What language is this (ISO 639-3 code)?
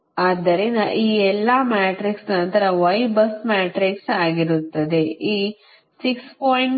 kan